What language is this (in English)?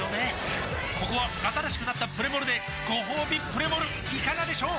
Japanese